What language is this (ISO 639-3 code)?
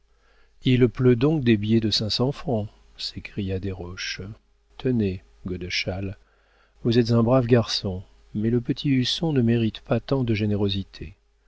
fra